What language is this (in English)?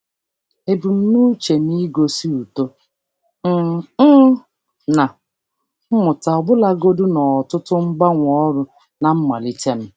Igbo